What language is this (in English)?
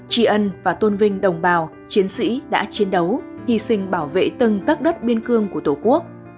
Vietnamese